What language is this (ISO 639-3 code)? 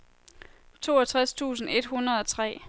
dan